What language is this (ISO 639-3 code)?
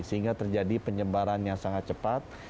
ind